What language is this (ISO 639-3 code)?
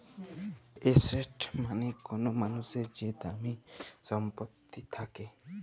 ben